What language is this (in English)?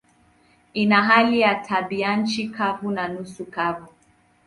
Swahili